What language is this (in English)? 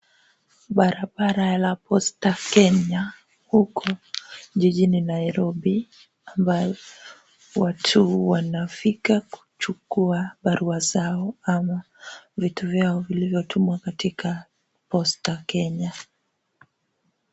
Swahili